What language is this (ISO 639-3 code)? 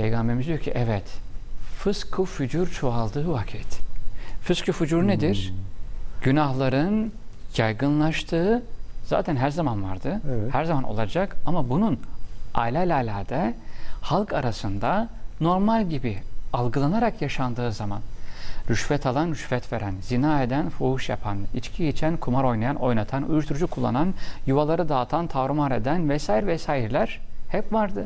tur